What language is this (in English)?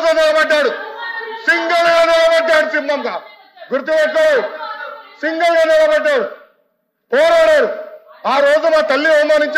Telugu